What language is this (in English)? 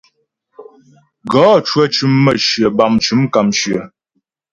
Ghomala